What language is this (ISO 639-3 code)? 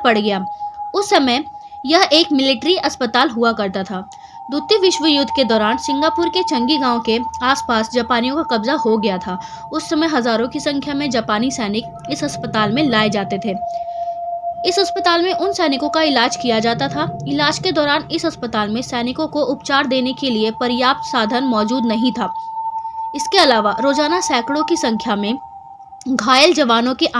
hin